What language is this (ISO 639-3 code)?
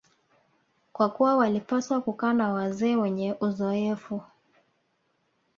swa